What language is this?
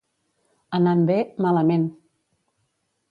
Catalan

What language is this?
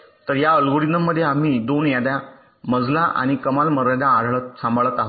Marathi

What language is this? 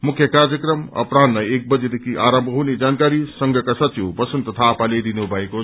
Nepali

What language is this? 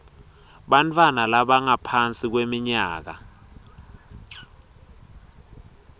Swati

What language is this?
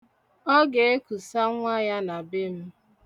Igbo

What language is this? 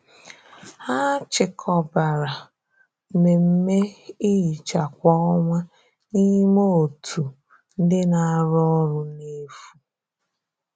Igbo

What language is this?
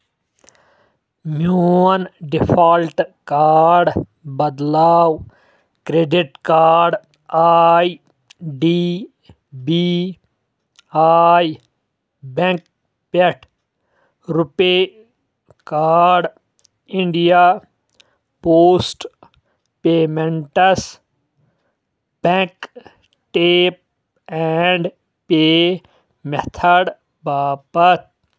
Kashmiri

